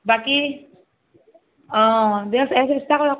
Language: Assamese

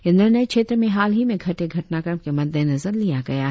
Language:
Hindi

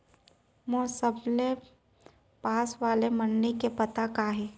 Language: Chhattisgarhi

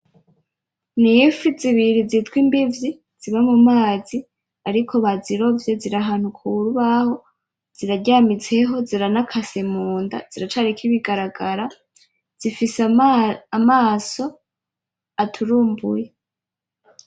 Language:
Rundi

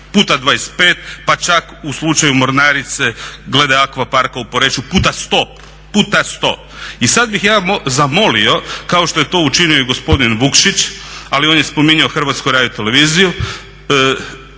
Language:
Croatian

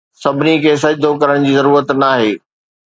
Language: Sindhi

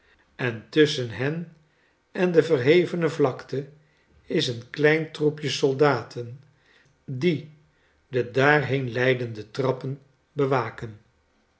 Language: Dutch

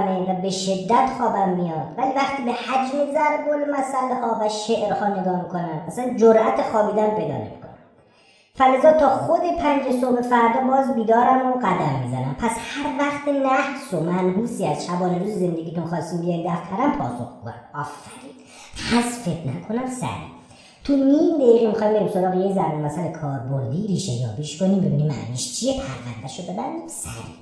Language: Persian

